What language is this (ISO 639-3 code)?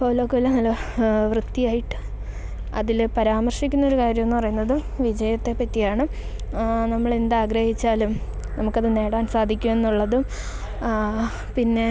mal